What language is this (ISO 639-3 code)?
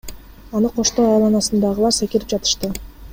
kir